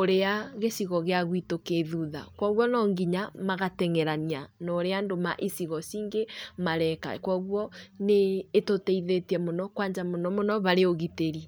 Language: Kikuyu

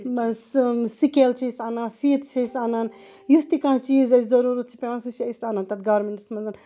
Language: Kashmiri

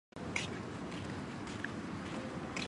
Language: Chinese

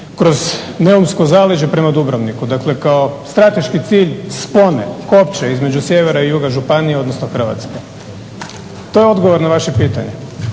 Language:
Croatian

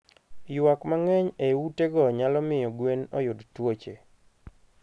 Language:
Luo (Kenya and Tanzania)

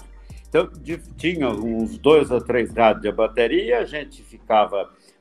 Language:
Portuguese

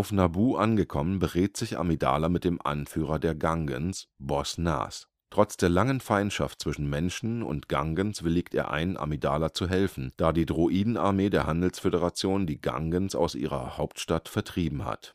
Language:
German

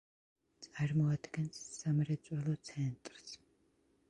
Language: Georgian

